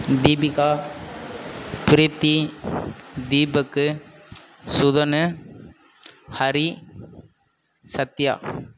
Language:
Tamil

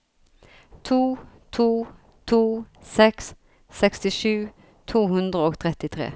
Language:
Norwegian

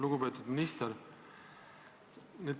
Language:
Estonian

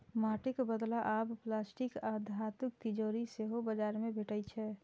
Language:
Maithili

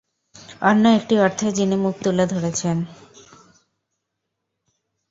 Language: Bangla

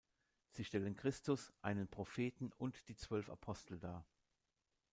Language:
German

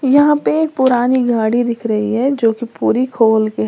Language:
Hindi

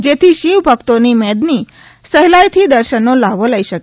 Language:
Gujarati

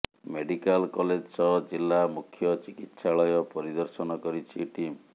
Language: Odia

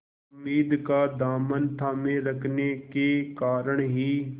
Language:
Hindi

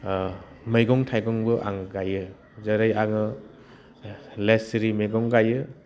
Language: Bodo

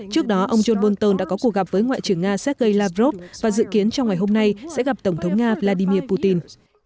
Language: Vietnamese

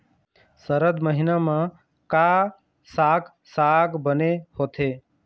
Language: Chhattisgarhi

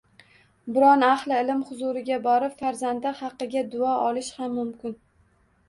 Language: Uzbek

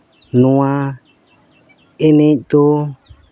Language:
Santali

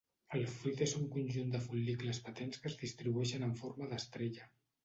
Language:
Catalan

